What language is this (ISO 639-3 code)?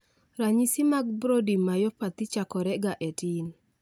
luo